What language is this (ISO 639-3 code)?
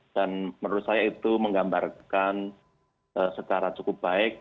ind